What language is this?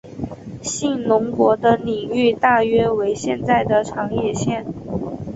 Chinese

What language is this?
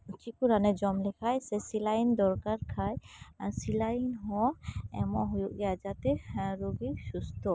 Santali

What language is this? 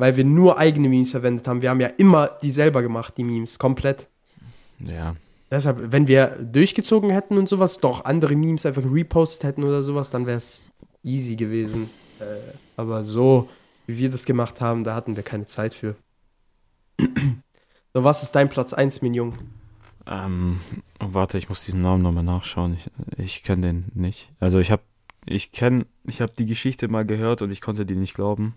German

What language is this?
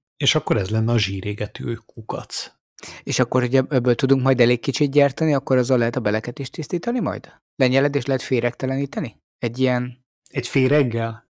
Hungarian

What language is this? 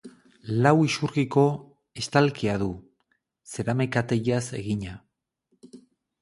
Basque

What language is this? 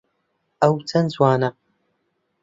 Central Kurdish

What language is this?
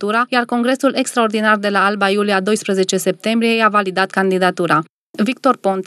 Romanian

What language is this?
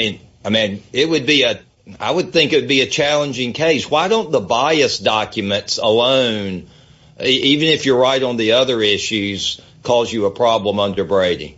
English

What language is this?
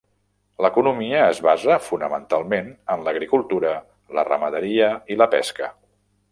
Catalan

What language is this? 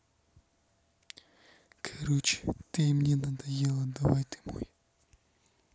Russian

